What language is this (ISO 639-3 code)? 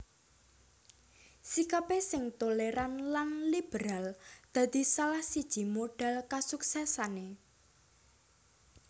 jav